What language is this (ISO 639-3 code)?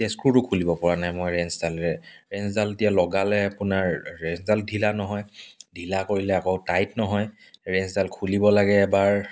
asm